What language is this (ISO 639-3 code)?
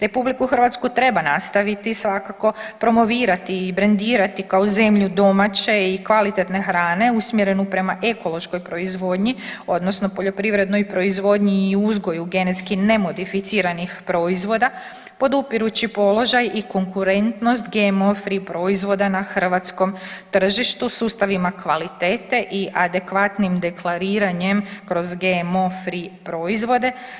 hrv